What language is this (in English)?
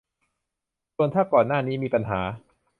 Thai